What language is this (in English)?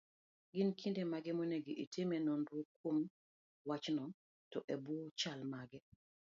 Luo (Kenya and Tanzania)